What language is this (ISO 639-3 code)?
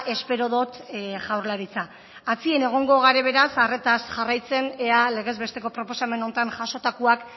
eus